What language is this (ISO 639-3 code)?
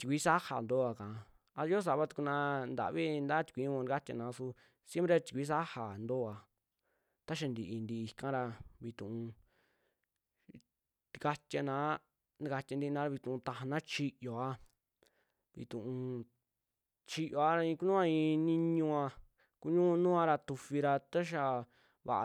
jmx